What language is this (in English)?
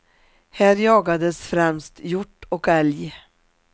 Swedish